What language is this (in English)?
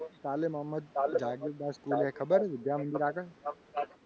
Gujarati